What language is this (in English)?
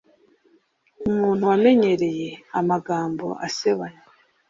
Kinyarwanda